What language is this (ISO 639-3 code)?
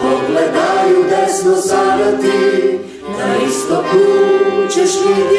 ron